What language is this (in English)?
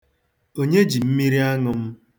Igbo